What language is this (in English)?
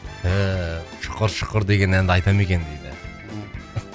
Kazakh